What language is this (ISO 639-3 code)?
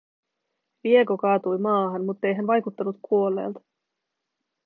fin